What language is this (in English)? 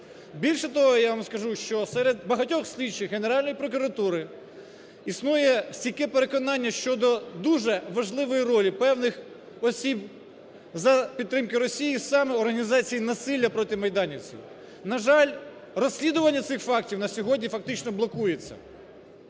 Ukrainian